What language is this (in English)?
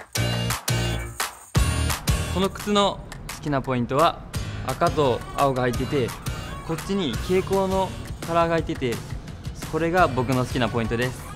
Japanese